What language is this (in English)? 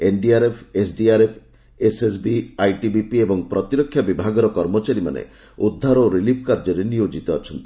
Odia